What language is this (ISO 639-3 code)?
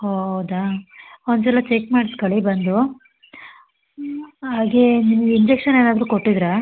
kan